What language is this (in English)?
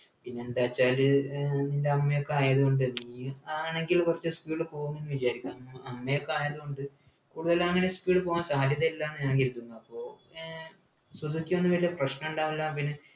Malayalam